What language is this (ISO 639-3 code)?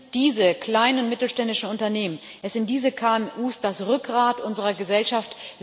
deu